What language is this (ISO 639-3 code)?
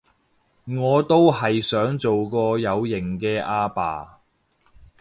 yue